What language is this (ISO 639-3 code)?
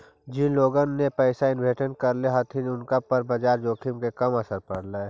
mag